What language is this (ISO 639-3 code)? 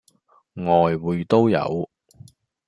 yue